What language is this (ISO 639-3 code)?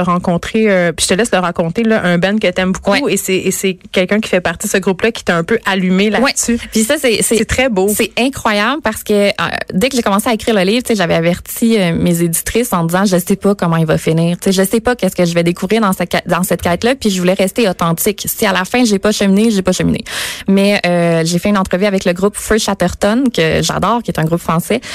fra